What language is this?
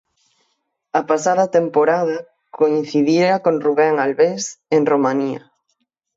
Galician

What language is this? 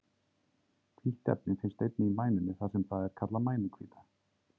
Icelandic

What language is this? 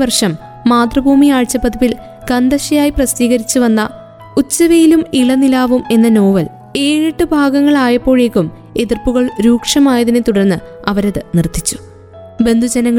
Malayalam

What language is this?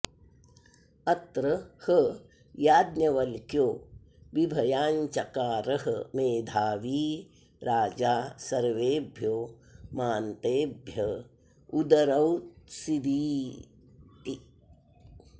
Sanskrit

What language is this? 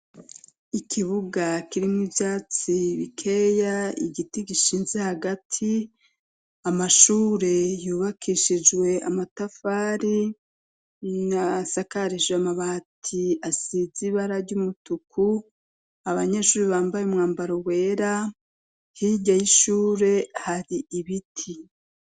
Rundi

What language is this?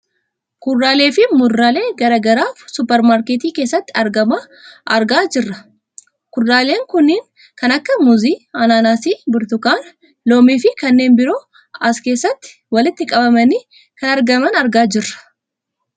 Oromo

